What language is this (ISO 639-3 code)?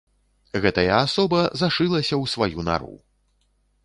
bel